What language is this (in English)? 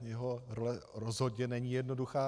Czech